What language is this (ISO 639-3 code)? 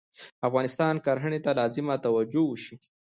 pus